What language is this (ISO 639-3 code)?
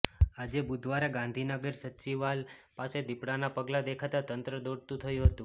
guj